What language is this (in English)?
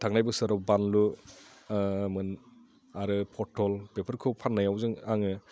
Bodo